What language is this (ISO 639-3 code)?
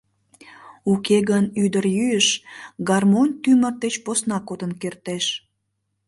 chm